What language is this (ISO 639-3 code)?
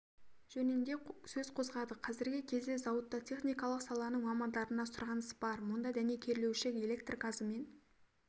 kaz